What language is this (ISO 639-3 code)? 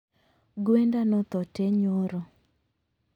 luo